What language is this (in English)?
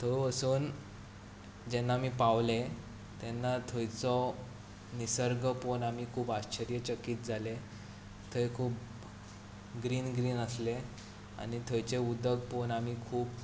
Konkani